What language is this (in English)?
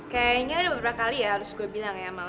Indonesian